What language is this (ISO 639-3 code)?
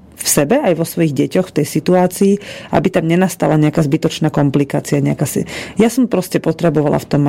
slk